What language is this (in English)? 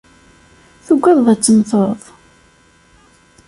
Kabyle